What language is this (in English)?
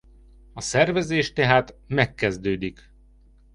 Hungarian